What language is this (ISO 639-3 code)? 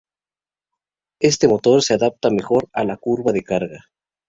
spa